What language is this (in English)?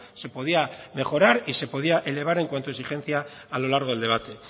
Spanish